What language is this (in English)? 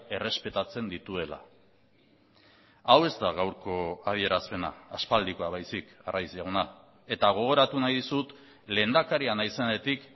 Basque